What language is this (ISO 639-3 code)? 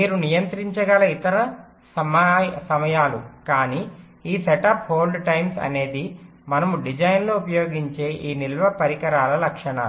tel